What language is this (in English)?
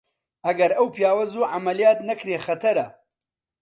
Central Kurdish